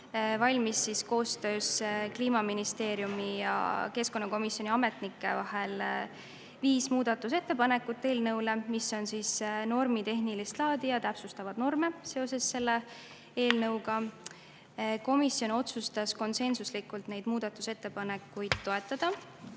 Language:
Estonian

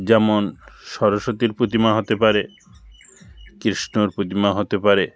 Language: Bangla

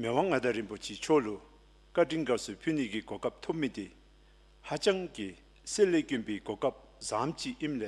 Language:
Korean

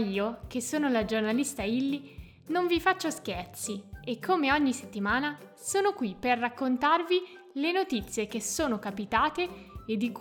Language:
Italian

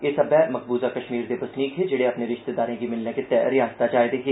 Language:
Dogri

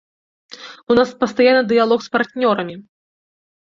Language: Belarusian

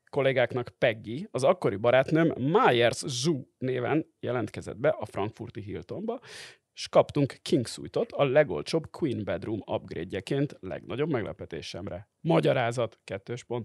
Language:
Hungarian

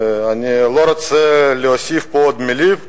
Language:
Hebrew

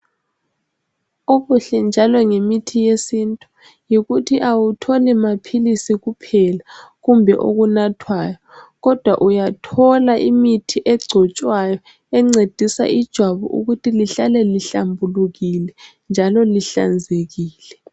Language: North Ndebele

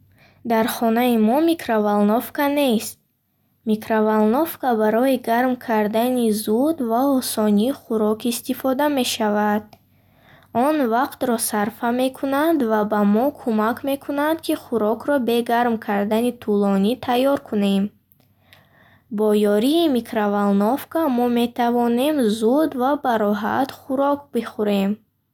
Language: Bukharic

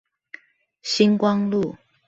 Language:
Chinese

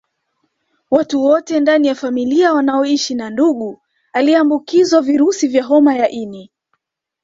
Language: Swahili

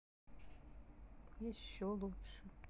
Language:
Russian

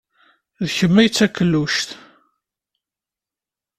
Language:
Kabyle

